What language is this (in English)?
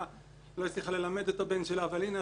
Hebrew